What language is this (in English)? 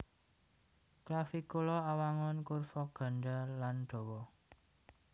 Javanese